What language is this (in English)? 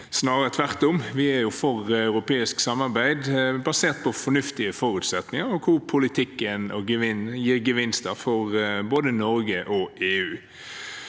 Norwegian